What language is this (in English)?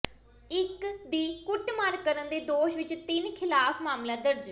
Punjabi